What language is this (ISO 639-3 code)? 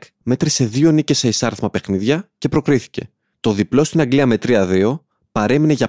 ell